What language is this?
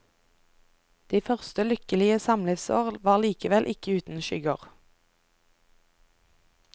Norwegian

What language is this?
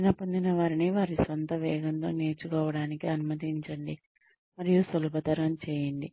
Telugu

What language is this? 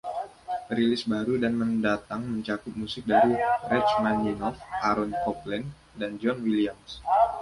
Indonesian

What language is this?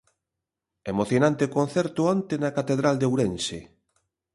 Galician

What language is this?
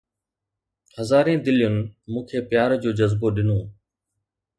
Sindhi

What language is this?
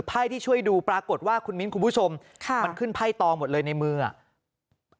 Thai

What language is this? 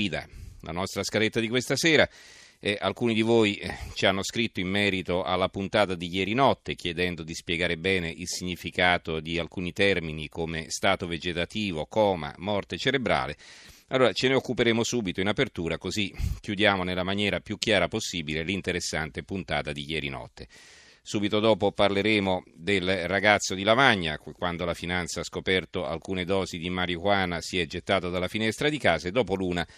Italian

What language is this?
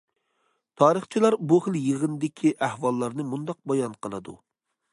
Uyghur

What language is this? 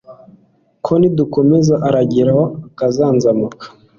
Kinyarwanda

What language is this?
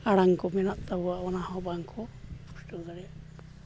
Santali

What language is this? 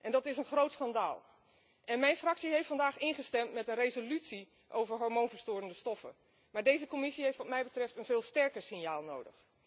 Dutch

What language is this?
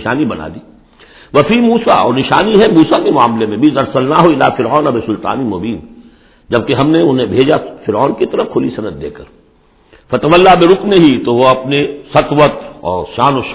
Urdu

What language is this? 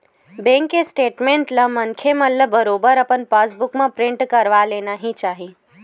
Chhattisgarhi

